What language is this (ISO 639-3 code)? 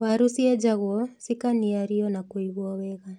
kik